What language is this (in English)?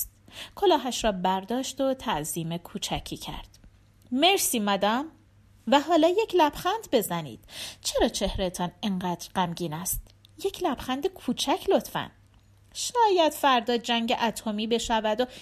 Persian